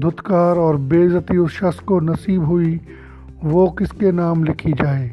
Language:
Urdu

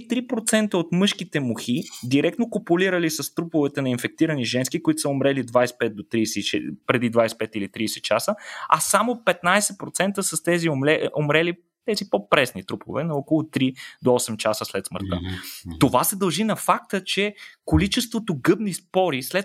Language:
Bulgarian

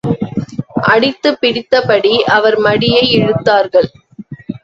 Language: Tamil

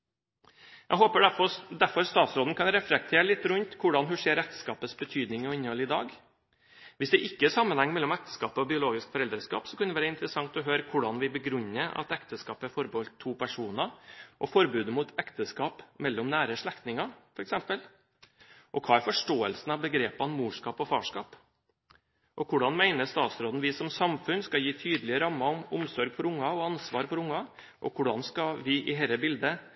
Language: Norwegian Bokmål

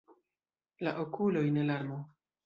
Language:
Esperanto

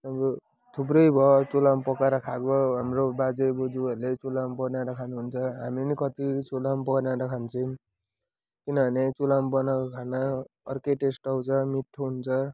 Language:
Nepali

